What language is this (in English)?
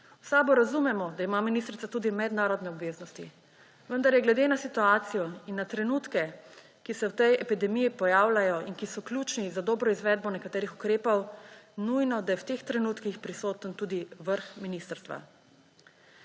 Slovenian